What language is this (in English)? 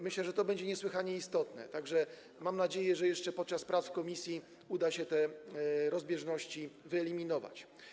Polish